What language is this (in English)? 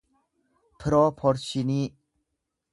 Oromo